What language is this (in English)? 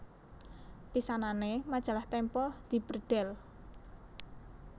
Javanese